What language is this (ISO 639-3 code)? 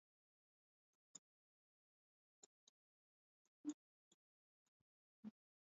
swa